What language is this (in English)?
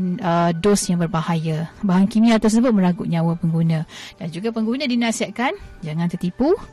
Malay